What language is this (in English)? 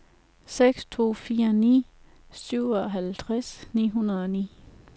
Danish